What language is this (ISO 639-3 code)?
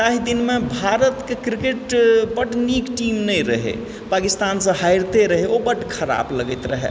mai